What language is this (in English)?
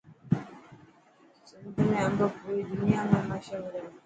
Dhatki